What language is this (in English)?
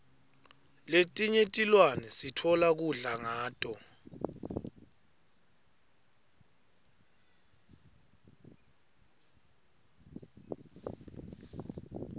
Swati